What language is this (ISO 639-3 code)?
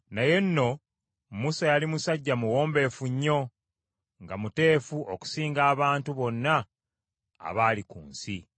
lug